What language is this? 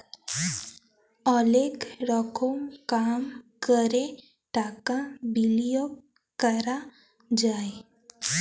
Bangla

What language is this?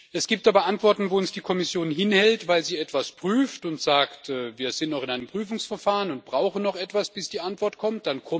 German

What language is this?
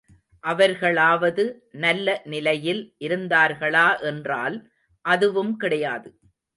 Tamil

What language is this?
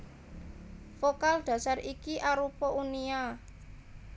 Javanese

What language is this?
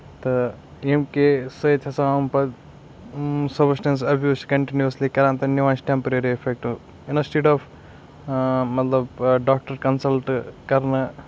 Kashmiri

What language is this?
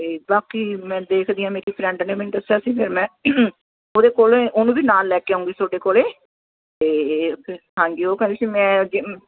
Punjabi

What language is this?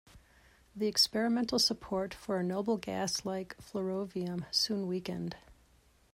English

